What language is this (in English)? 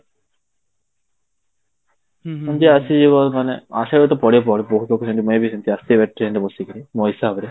Odia